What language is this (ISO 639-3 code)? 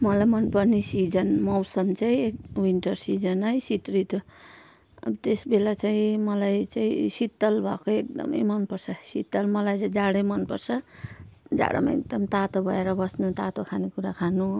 nep